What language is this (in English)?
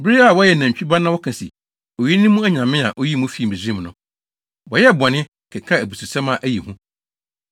Akan